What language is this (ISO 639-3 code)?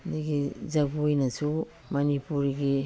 mni